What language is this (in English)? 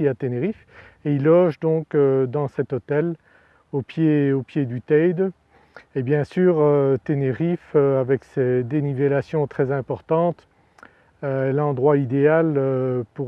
French